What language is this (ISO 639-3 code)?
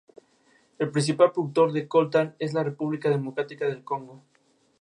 spa